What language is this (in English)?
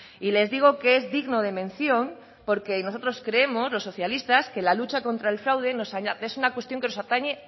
Spanish